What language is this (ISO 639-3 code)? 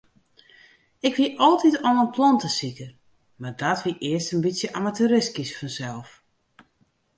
fry